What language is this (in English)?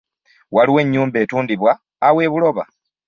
Ganda